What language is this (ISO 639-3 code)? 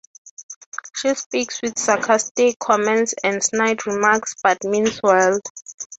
eng